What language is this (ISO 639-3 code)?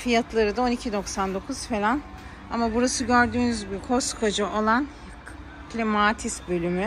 tur